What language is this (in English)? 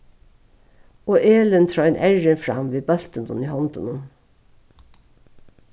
Faroese